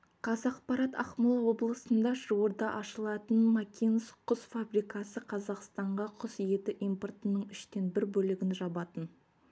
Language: Kazakh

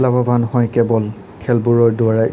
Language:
Assamese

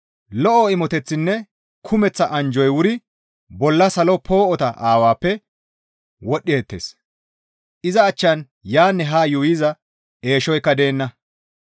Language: Gamo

